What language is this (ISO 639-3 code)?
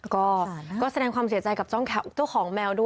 tha